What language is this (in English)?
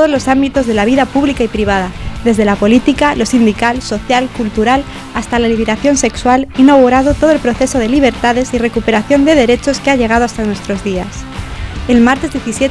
Spanish